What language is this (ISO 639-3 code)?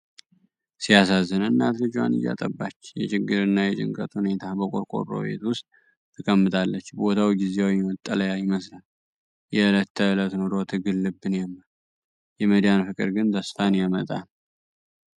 amh